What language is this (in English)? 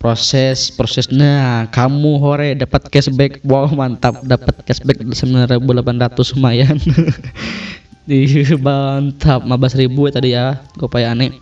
Indonesian